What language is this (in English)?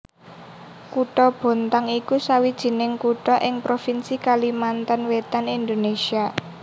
Javanese